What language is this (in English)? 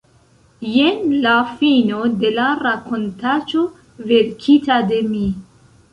Esperanto